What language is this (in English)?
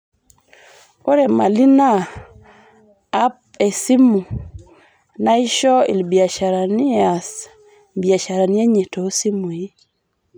Masai